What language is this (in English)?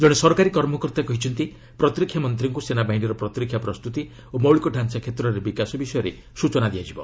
Odia